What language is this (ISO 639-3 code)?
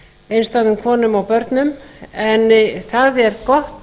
isl